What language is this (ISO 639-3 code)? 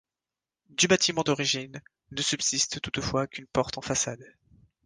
fra